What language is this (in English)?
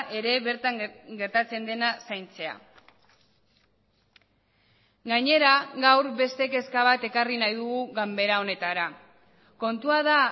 Basque